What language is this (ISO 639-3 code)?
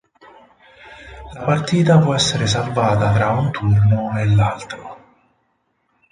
ita